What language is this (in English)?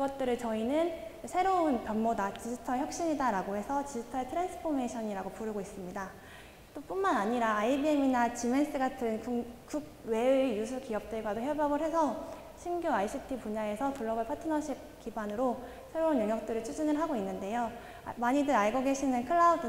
Korean